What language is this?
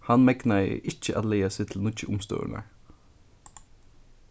Faroese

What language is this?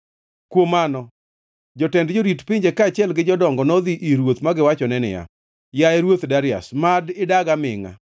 Luo (Kenya and Tanzania)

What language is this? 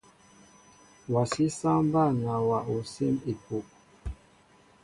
Mbo (Cameroon)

